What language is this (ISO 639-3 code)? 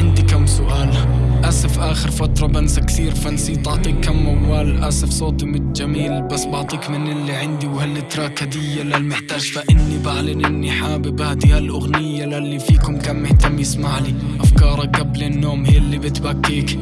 ara